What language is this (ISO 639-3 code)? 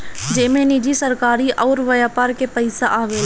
bho